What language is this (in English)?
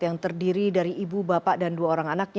Indonesian